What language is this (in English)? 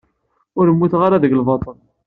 Kabyle